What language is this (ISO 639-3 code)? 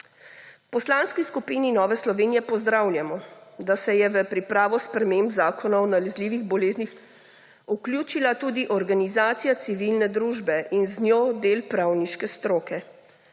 slv